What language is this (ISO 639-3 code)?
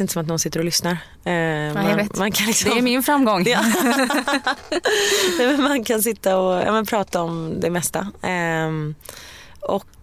swe